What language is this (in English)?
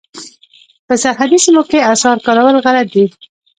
Pashto